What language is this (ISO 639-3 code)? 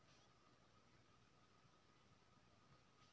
mai